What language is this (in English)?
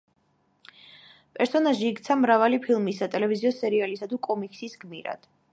Georgian